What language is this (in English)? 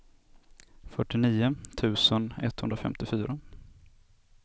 Swedish